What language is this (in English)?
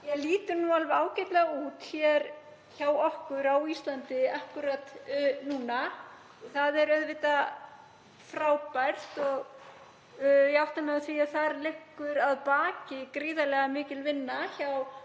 Icelandic